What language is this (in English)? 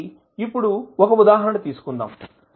Telugu